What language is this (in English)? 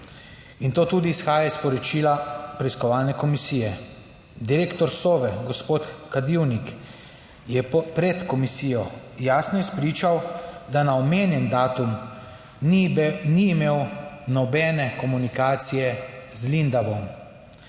Slovenian